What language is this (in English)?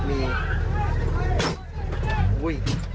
Thai